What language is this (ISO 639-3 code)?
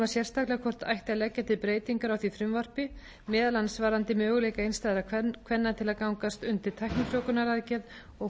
isl